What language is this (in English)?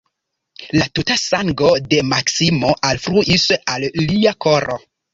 Esperanto